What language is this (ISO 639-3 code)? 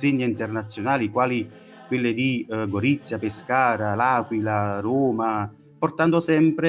ita